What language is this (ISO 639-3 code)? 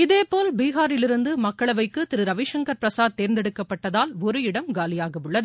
tam